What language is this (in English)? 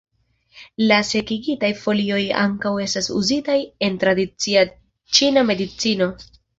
Esperanto